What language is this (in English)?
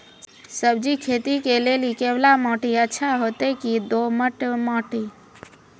Maithili